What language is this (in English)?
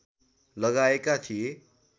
Nepali